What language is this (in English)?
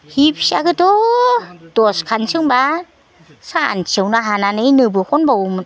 Bodo